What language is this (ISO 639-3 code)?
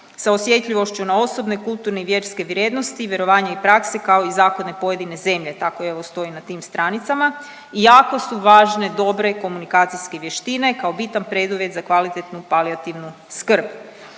hrv